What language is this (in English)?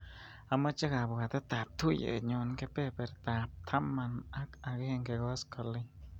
Kalenjin